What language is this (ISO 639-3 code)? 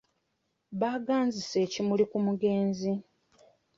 lug